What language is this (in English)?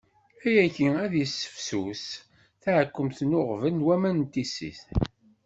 Kabyle